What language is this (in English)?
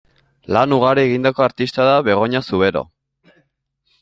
Basque